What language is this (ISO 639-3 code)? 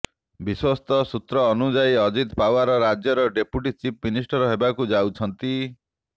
ori